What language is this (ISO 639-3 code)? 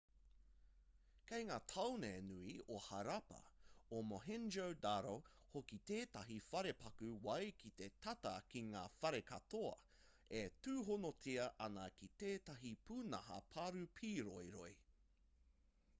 mri